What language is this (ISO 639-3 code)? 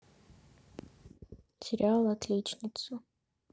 rus